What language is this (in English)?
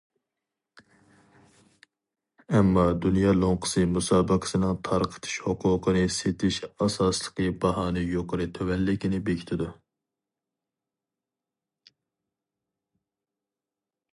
Uyghur